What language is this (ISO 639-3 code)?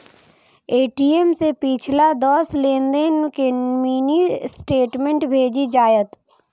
mai